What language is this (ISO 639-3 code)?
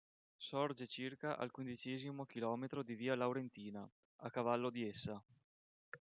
ita